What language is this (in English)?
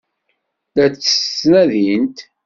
Kabyle